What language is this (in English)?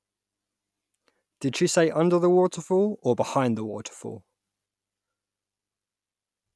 English